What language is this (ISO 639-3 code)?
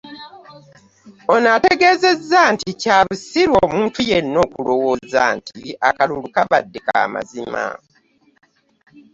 lug